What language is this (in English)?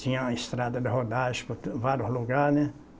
Portuguese